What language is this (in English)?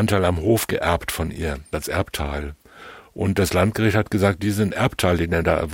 German